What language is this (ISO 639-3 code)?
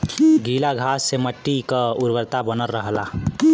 bho